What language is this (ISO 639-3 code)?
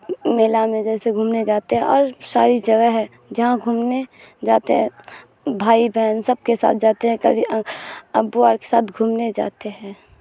urd